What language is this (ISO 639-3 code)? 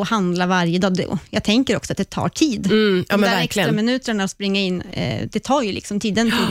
swe